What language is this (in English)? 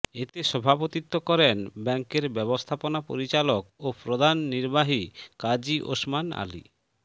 Bangla